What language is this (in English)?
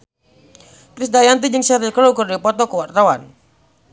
Sundanese